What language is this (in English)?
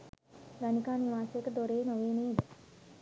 Sinhala